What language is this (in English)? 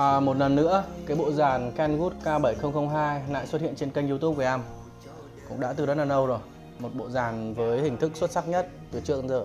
Vietnamese